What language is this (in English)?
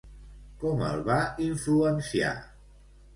Catalan